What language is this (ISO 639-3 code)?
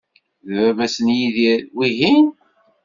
kab